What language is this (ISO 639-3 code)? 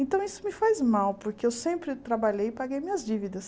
por